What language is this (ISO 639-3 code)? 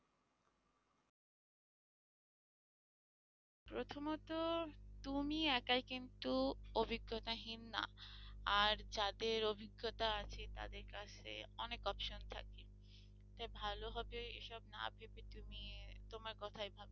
ben